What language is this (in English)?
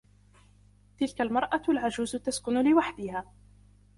Arabic